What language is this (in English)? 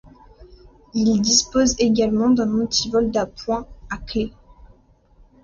French